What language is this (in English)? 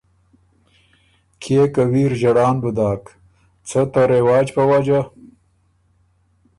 Ormuri